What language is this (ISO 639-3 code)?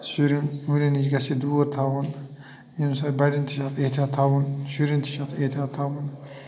kas